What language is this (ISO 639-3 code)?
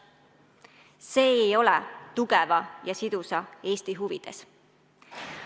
est